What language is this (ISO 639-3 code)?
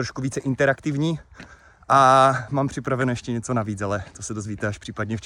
ces